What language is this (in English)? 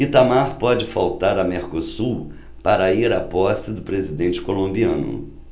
Portuguese